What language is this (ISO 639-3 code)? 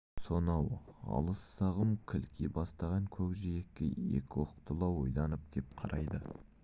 kaz